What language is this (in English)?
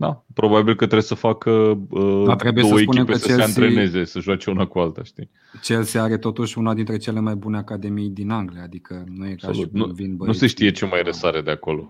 Romanian